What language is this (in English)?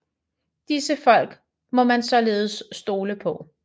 Danish